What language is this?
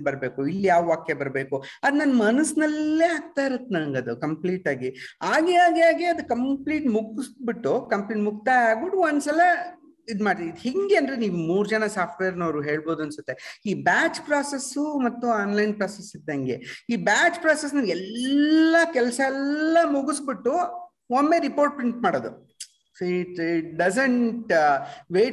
Kannada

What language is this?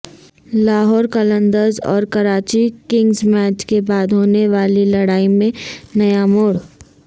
Urdu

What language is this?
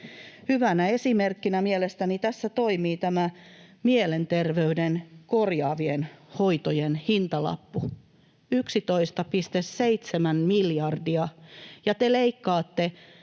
Finnish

